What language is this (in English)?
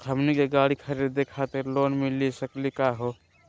Magahi